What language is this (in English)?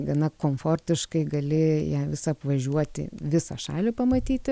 Lithuanian